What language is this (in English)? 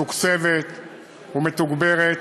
Hebrew